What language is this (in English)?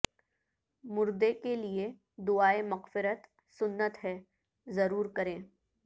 Urdu